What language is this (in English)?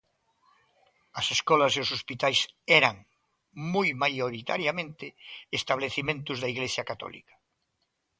Galician